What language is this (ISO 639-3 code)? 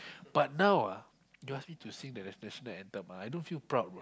eng